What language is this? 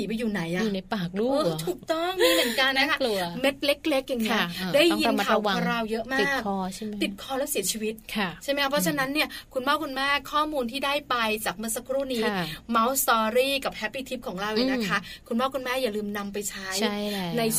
Thai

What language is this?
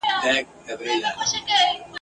Pashto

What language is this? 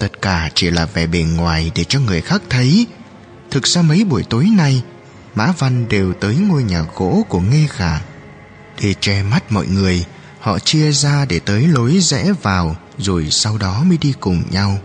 Vietnamese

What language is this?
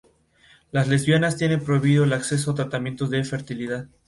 Spanish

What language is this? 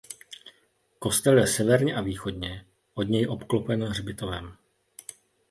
Czech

